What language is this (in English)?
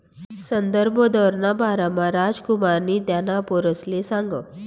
Marathi